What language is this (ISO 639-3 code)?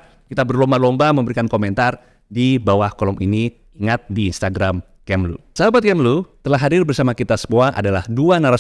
ind